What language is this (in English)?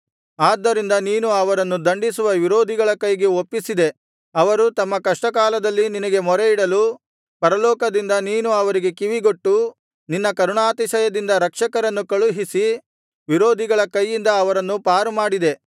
Kannada